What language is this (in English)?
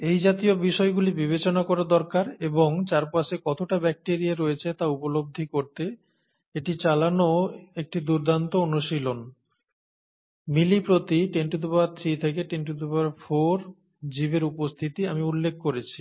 Bangla